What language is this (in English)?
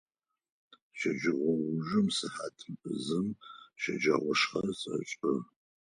Adyghe